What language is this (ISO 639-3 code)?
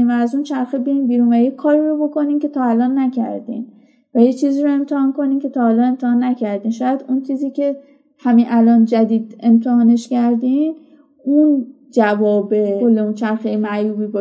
fas